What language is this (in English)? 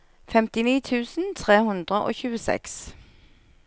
Norwegian